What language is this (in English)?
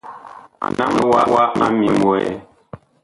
Bakoko